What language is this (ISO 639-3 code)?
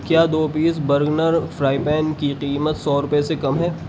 urd